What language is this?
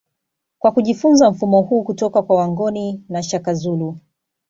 Swahili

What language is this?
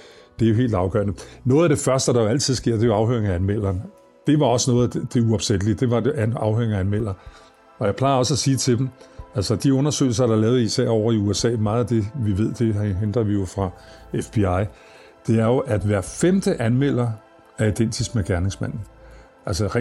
Danish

